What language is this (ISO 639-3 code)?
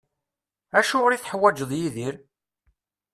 kab